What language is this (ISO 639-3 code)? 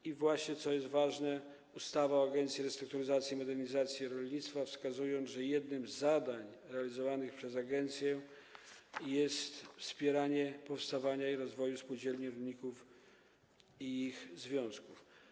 pol